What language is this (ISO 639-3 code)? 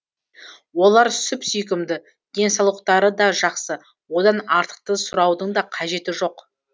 kaz